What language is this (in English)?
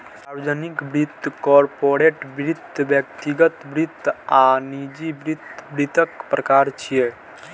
Maithili